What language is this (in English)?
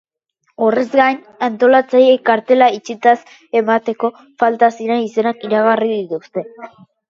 Basque